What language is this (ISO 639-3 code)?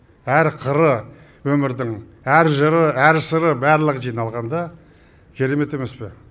kaz